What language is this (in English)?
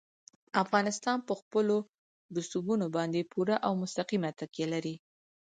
Pashto